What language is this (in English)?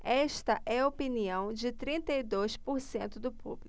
Portuguese